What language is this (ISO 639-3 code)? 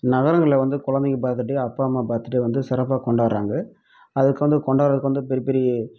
tam